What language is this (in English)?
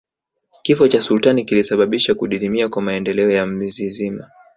Swahili